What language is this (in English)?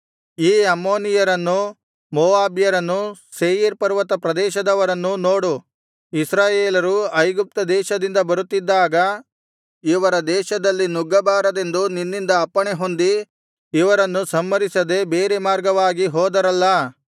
Kannada